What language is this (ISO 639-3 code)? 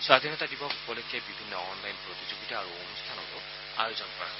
asm